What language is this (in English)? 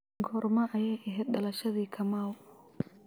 Somali